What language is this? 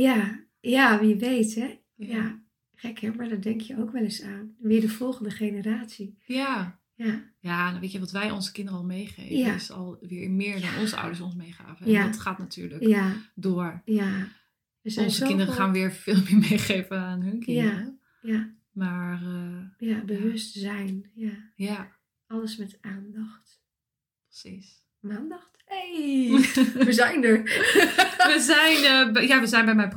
Dutch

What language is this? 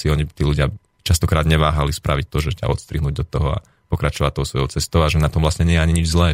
Slovak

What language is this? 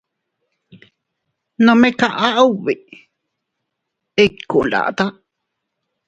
Teutila Cuicatec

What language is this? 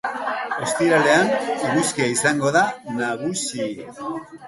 Basque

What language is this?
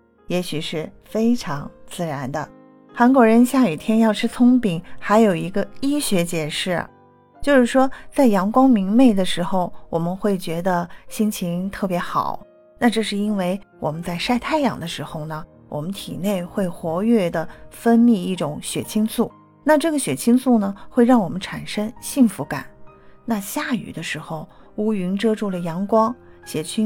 Chinese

